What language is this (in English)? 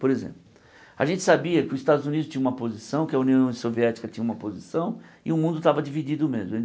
Portuguese